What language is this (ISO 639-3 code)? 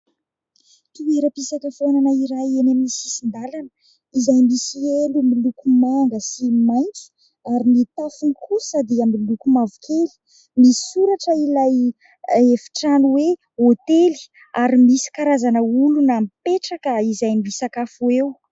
mlg